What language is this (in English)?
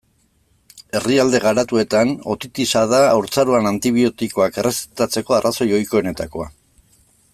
Basque